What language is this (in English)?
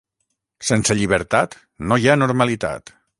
Catalan